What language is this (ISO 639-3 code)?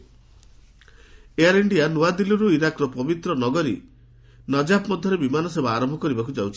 ori